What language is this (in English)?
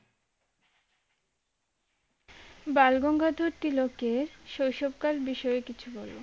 Bangla